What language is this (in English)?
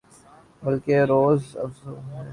Urdu